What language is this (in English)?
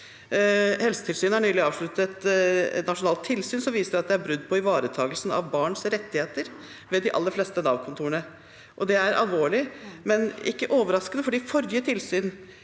Norwegian